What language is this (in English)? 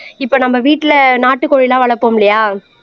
Tamil